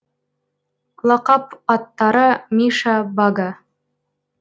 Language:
Kazakh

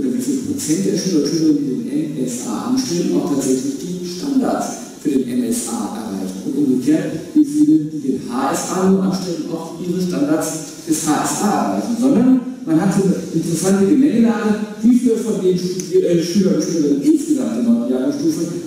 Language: German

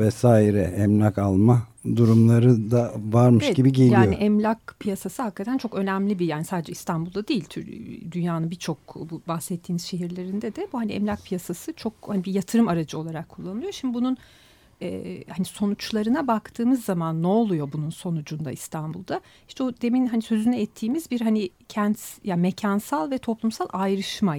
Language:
Turkish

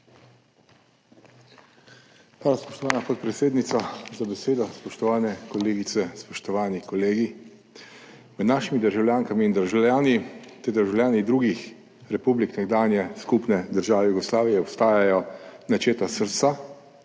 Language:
Slovenian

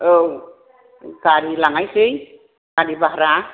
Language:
Bodo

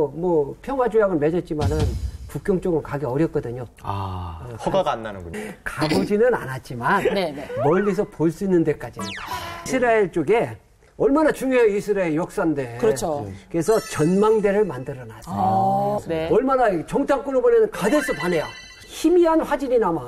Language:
Korean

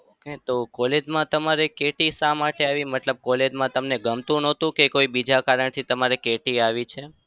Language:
Gujarati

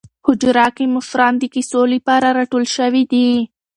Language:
Pashto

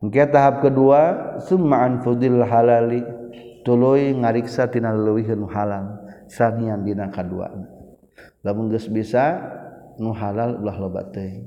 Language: Malay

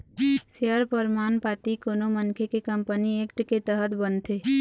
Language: Chhattisgarhi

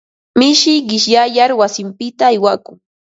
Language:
Ambo-Pasco Quechua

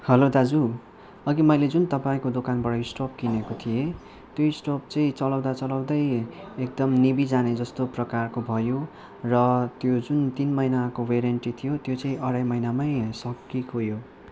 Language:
Nepali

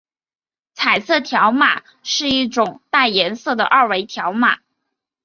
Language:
Chinese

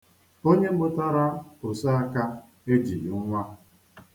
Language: Igbo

